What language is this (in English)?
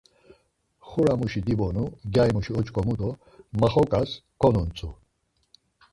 Laz